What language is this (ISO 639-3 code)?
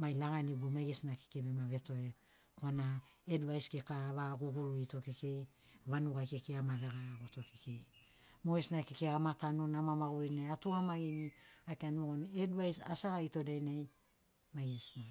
snc